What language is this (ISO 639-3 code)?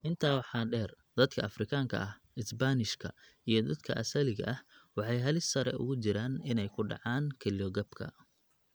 som